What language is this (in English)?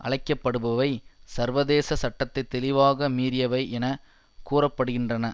Tamil